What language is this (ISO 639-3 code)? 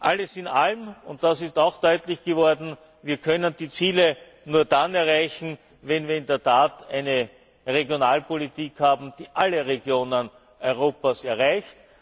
deu